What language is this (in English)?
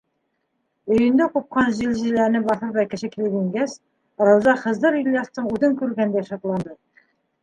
Bashkir